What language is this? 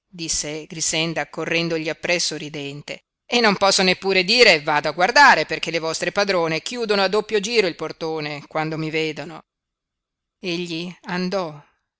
Italian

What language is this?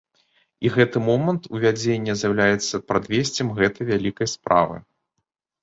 Belarusian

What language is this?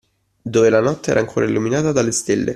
Italian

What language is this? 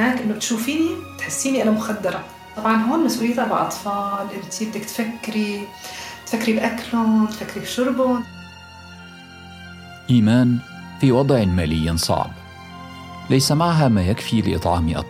Arabic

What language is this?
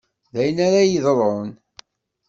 Kabyle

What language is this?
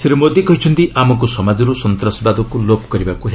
Odia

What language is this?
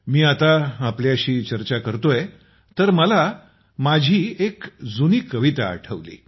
Marathi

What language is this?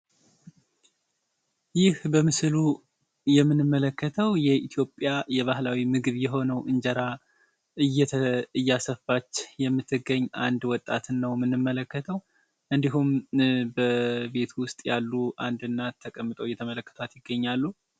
Amharic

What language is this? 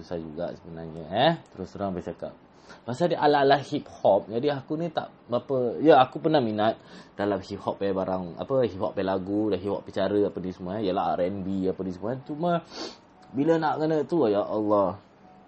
Malay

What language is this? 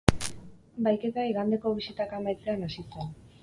Basque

